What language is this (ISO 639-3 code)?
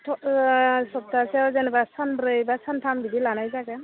brx